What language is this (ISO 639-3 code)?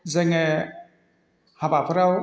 brx